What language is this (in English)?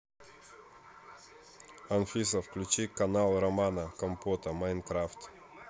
Russian